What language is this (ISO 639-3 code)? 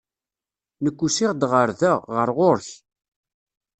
kab